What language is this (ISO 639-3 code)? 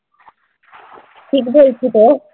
ben